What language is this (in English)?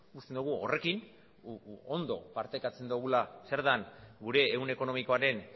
Basque